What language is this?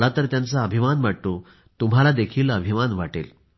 Marathi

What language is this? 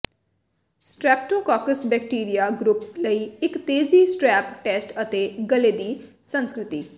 Punjabi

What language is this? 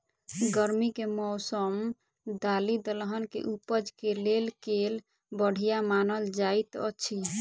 Maithili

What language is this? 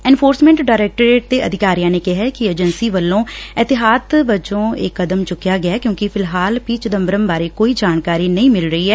Punjabi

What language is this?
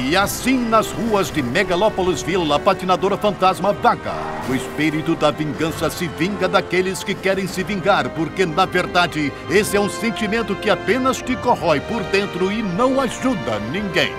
Portuguese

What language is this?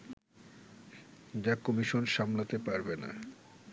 Bangla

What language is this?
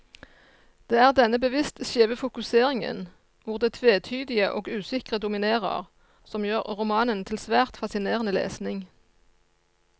Norwegian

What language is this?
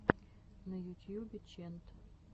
Russian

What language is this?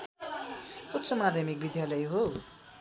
Nepali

